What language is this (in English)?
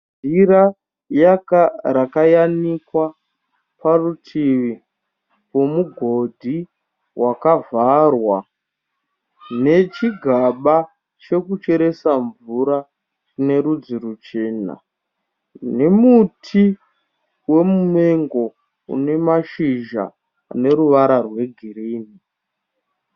Shona